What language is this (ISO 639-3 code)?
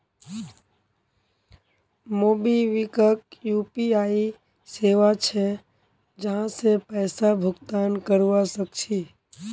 mag